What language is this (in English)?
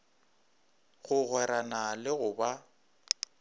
Northern Sotho